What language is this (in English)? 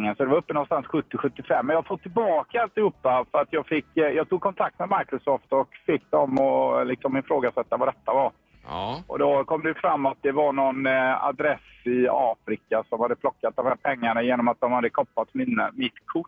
Swedish